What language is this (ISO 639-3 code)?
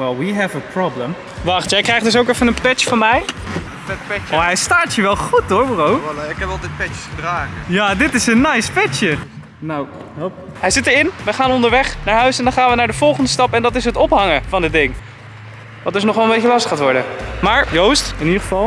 nld